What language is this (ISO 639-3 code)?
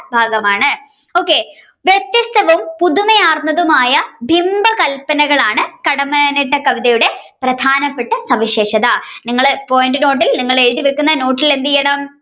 mal